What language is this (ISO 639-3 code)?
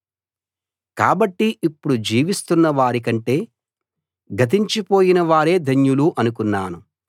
tel